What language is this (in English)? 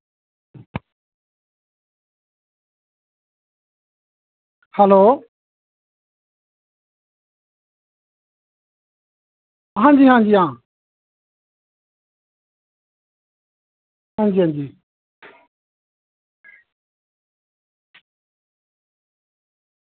Dogri